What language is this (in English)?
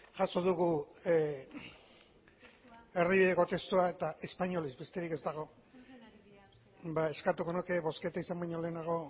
Basque